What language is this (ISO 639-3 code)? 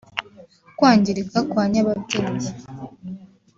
kin